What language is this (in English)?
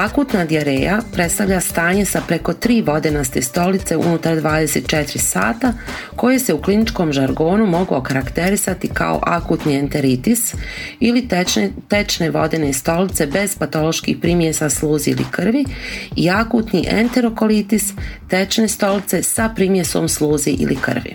Croatian